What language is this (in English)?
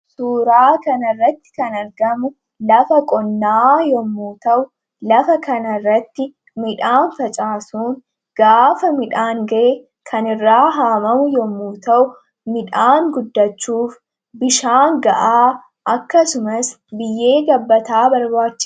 Oromo